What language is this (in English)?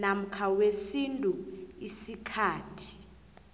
South Ndebele